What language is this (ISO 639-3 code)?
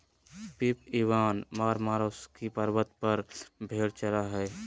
mag